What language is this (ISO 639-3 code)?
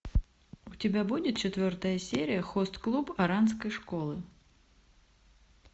rus